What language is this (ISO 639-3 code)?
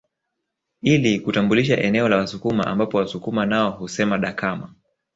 swa